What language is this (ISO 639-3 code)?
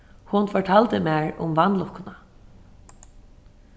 fao